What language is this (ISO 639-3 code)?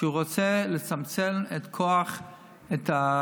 heb